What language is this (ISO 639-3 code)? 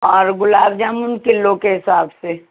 urd